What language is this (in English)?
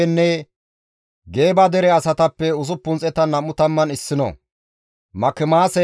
Gamo